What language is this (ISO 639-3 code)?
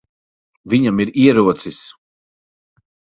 lav